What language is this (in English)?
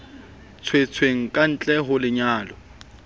Southern Sotho